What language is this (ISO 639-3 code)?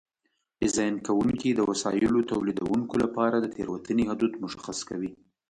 pus